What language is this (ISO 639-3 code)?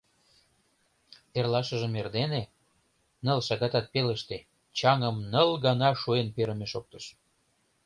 chm